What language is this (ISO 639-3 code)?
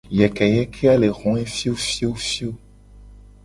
gej